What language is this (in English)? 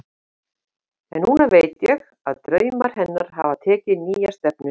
Icelandic